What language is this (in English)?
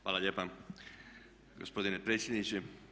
Croatian